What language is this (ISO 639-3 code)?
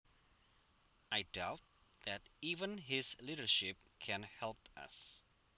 jav